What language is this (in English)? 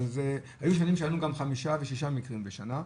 Hebrew